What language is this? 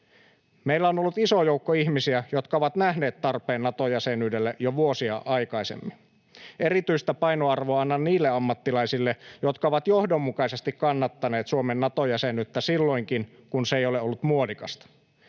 Finnish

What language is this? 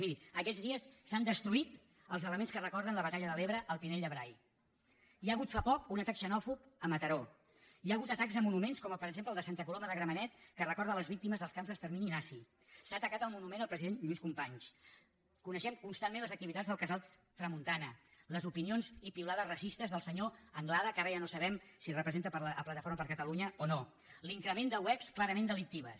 Catalan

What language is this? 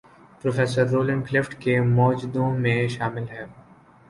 Urdu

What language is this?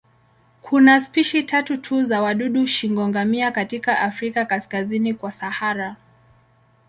Swahili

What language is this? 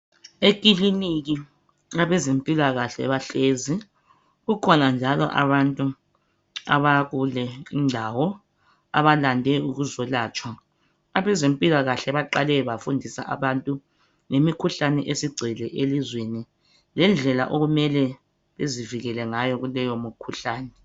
North Ndebele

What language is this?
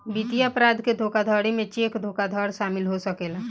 Bhojpuri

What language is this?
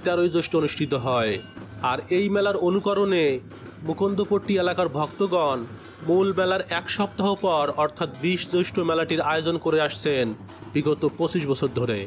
Hindi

